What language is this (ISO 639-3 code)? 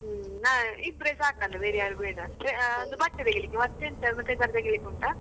kan